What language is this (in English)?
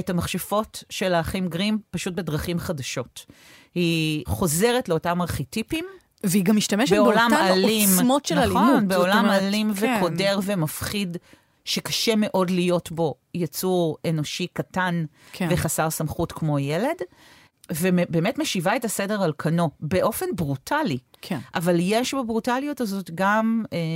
Hebrew